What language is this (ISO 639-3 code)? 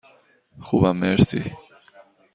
fas